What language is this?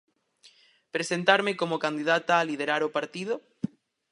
Galician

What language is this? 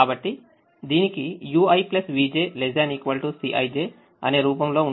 Telugu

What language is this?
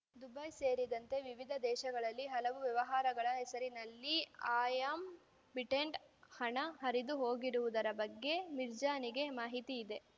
Kannada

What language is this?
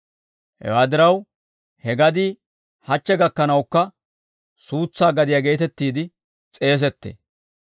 Dawro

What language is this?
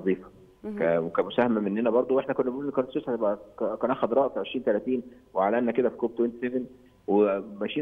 Arabic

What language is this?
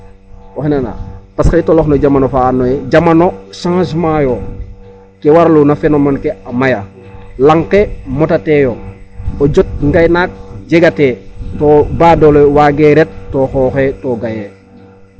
Serer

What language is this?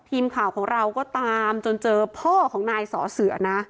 Thai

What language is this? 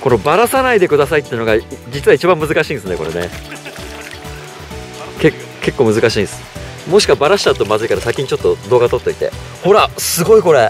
Japanese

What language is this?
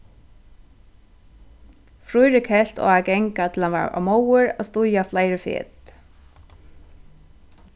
Faroese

